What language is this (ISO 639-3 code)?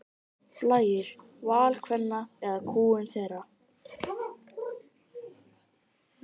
isl